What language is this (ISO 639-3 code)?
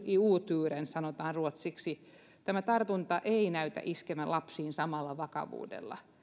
fin